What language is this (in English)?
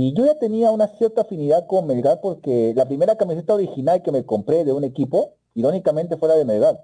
Spanish